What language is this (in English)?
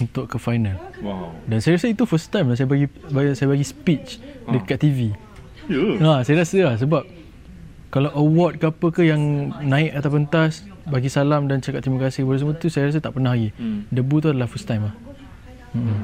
Malay